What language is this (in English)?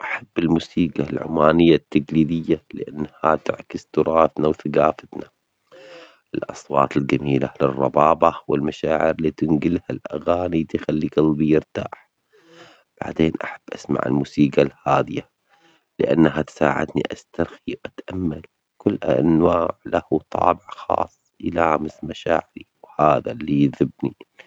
Omani Arabic